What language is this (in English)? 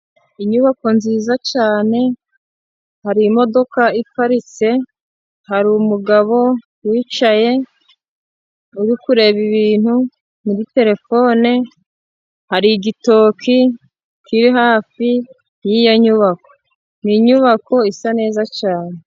Kinyarwanda